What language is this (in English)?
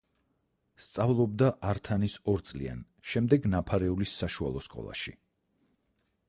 Georgian